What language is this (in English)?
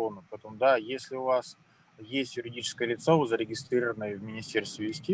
Russian